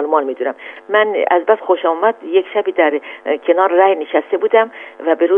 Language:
Persian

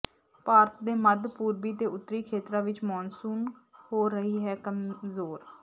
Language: Punjabi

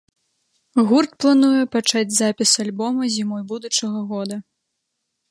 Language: Belarusian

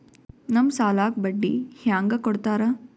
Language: Kannada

